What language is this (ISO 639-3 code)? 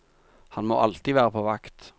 nor